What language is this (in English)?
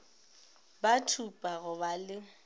Northern Sotho